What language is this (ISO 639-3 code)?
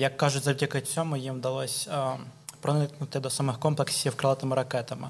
ukr